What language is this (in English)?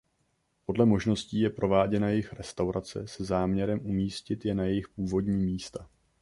Czech